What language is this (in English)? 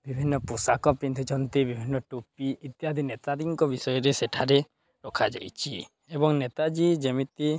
Odia